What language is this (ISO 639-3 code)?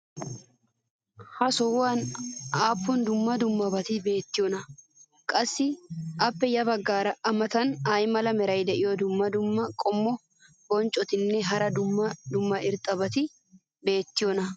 wal